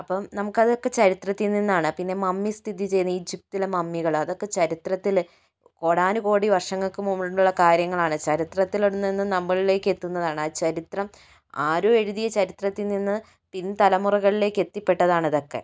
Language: Malayalam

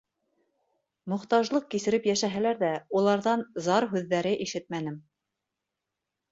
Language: Bashkir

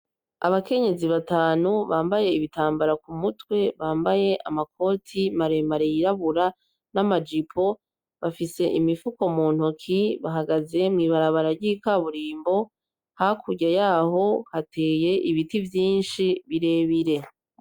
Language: Rundi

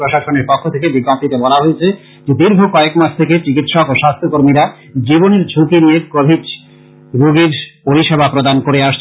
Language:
Bangla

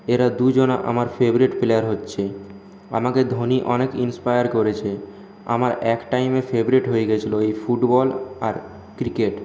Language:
Bangla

